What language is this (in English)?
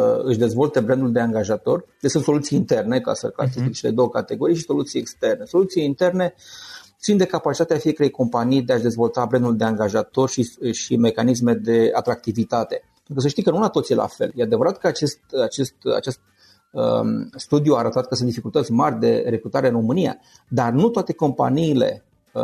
Romanian